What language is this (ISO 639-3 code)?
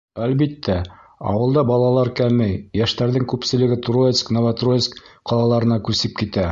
bak